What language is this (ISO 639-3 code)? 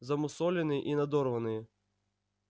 rus